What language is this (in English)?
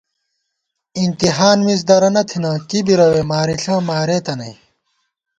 Gawar-Bati